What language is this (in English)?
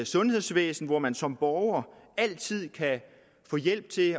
Danish